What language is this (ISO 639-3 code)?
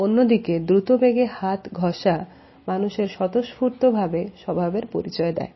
ben